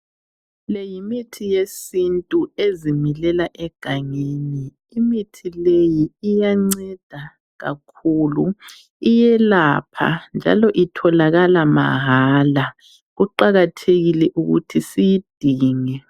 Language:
North Ndebele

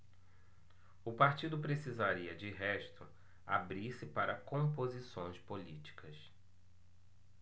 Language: Portuguese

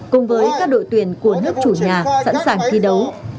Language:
Vietnamese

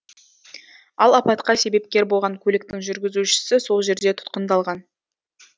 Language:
Kazakh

